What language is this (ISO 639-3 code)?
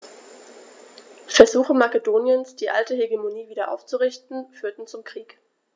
deu